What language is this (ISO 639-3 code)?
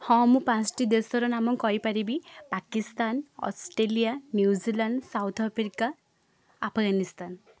ori